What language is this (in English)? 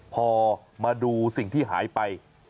Thai